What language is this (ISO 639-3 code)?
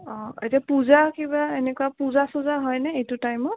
asm